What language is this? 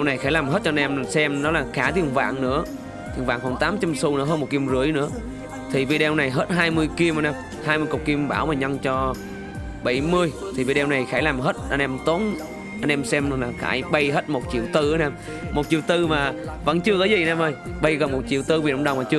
Vietnamese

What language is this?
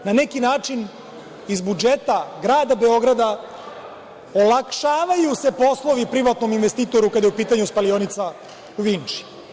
Serbian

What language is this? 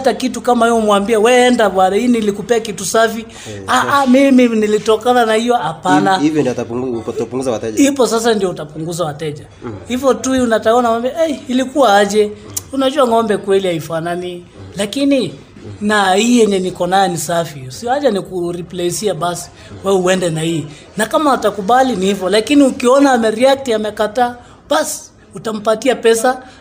Swahili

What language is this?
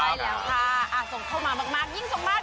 Thai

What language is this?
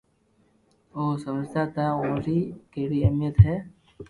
Loarki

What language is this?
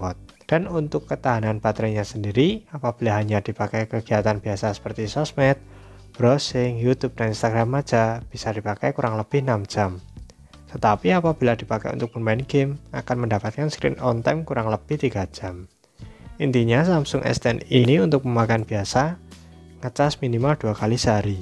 Indonesian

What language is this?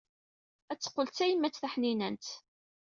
Kabyle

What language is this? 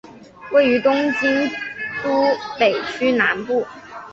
Chinese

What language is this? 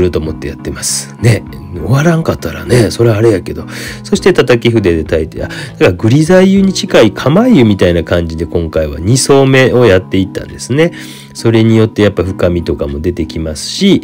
Japanese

